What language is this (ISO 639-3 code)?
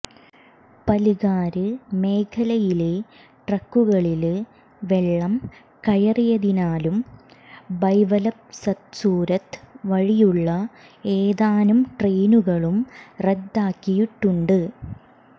mal